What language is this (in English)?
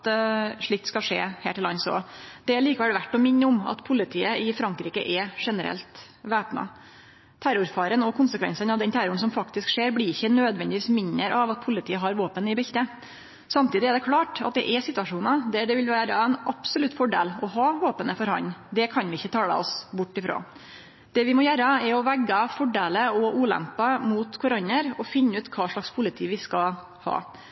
Norwegian Nynorsk